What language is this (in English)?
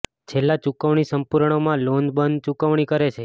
Gujarati